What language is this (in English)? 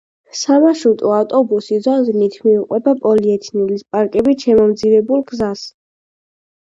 Georgian